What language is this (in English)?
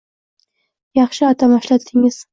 Uzbek